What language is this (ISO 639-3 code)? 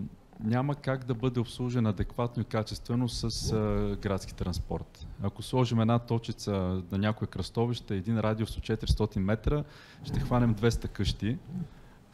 bul